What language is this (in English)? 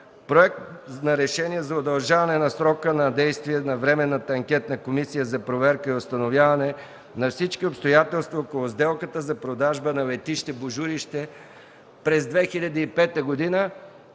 Bulgarian